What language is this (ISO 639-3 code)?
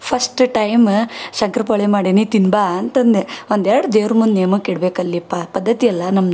kan